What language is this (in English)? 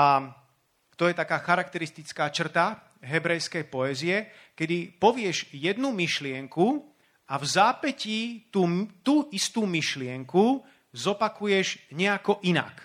Slovak